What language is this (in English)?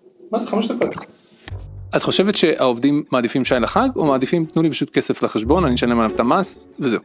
Hebrew